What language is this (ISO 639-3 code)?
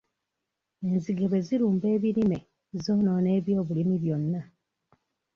lug